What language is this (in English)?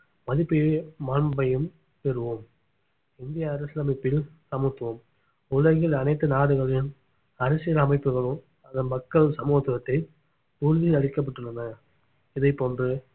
Tamil